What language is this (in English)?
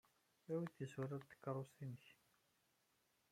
Kabyle